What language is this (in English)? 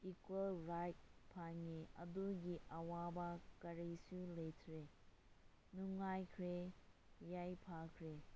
Manipuri